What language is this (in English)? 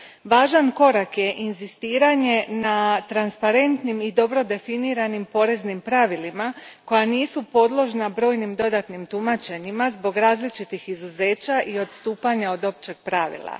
Croatian